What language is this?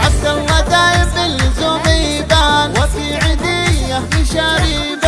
Arabic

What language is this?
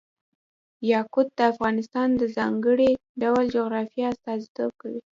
Pashto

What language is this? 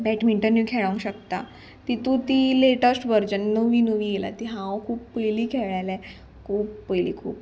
Konkani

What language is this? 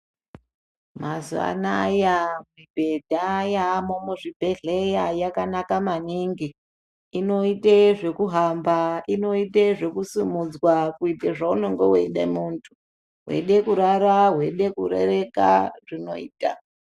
Ndau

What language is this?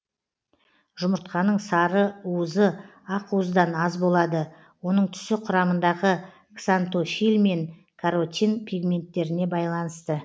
Kazakh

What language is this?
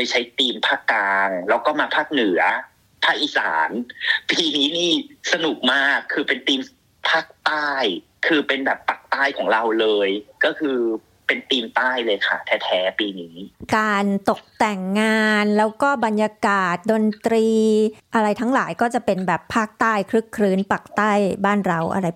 Thai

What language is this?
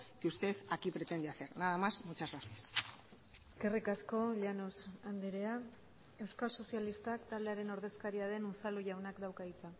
Basque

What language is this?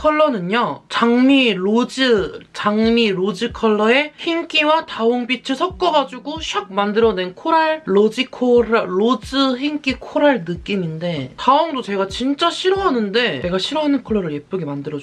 Korean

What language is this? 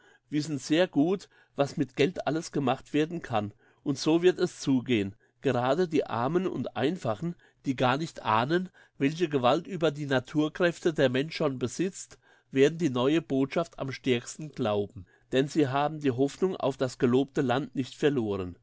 German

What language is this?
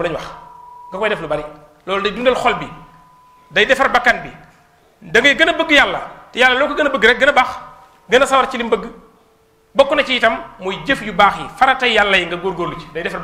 Indonesian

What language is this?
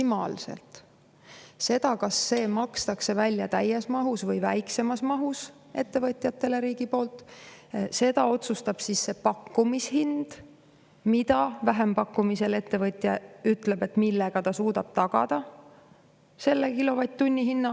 Estonian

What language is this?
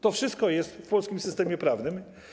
Polish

